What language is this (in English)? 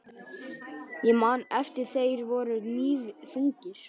Icelandic